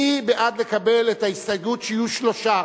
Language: Hebrew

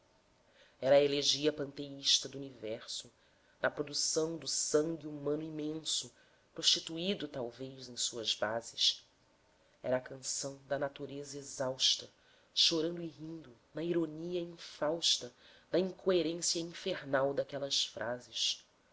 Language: Portuguese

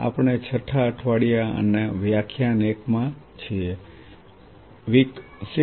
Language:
Gujarati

